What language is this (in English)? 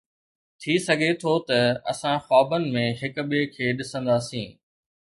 Sindhi